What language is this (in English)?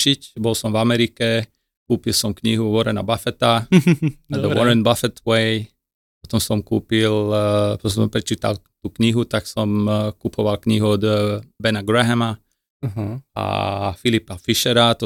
Slovak